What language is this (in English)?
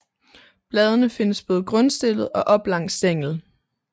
Danish